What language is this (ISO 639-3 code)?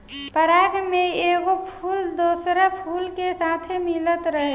bho